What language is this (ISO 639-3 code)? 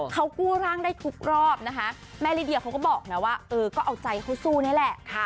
tha